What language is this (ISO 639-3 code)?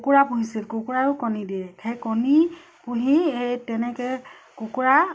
asm